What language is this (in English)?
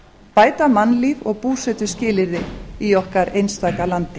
Icelandic